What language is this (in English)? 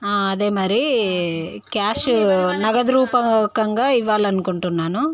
Telugu